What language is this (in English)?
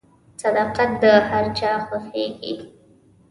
Pashto